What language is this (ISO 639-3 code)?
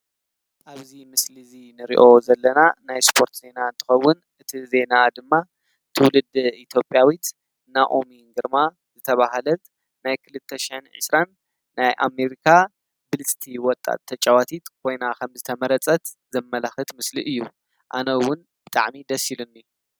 tir